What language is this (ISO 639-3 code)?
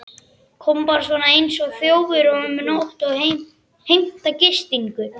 isl